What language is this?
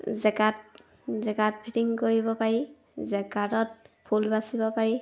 Assamese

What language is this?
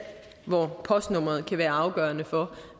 Danish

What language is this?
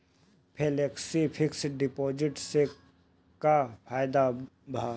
Bhojpuri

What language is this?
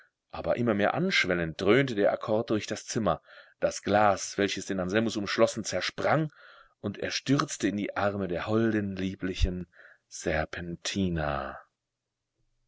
German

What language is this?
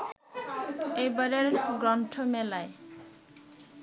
Bangla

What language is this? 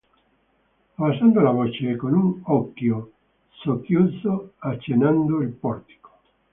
Italian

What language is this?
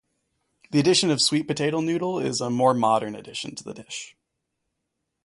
English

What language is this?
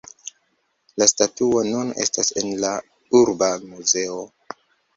Esperanto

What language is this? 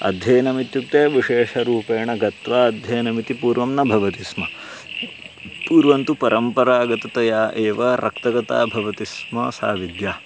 Sanskrit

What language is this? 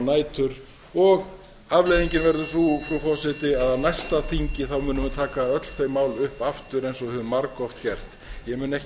Icelandic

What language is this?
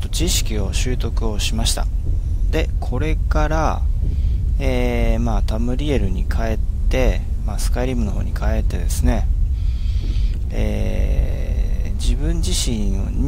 Japanese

